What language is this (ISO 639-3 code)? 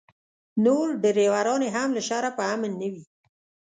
pus